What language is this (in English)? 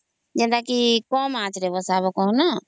Odia